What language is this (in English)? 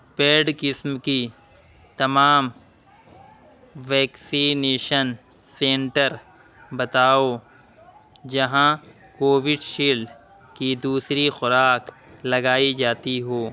Urdu